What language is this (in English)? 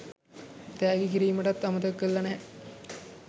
Sinhala